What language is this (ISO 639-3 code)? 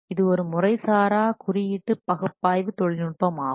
tam